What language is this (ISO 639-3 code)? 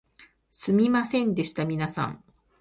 jpn